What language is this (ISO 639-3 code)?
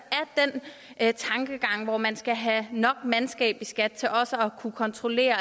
dan